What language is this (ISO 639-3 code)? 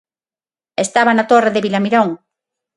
glg